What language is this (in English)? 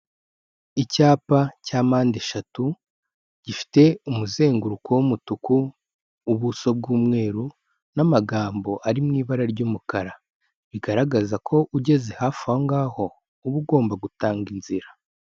Kinyarwanda